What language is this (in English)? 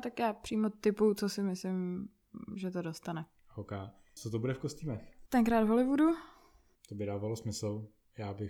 Czech